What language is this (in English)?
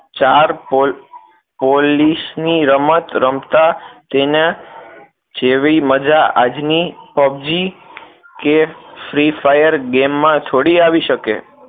Gujarati